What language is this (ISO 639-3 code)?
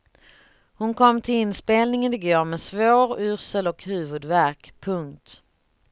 swe